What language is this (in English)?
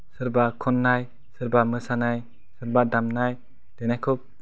Bodo